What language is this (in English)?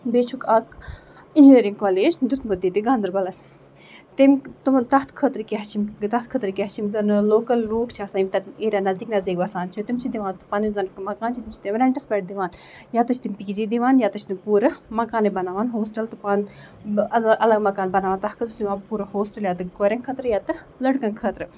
Kashmiri